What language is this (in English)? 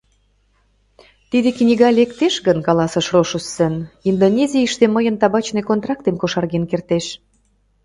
Mari